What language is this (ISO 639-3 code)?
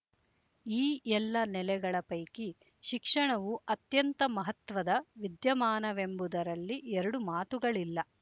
kan